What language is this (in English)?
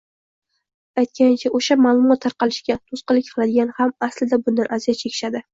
Uzbek